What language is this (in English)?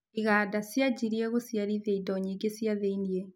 Kikuyu